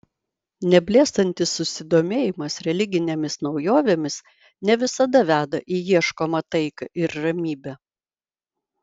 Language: Lithuanian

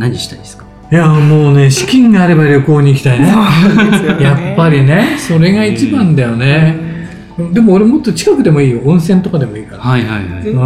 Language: Japanese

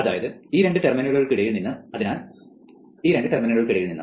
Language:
Malayalam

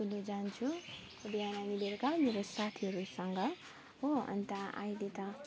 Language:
Nepali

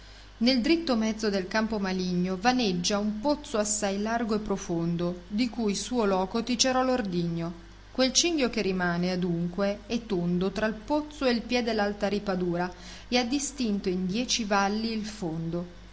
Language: Italian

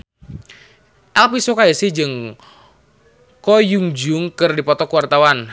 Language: Sundanese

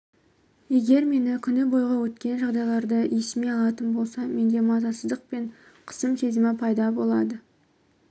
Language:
Kazakh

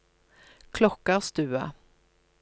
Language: Norwegian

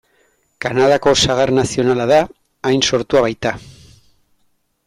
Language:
Basque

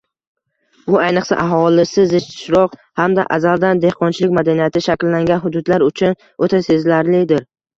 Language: Uzbek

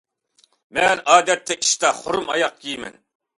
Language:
Uyghur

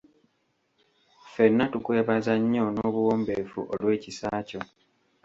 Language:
Ganda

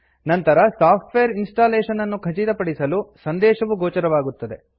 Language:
Kannada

